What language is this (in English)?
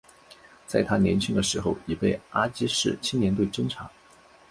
Chinese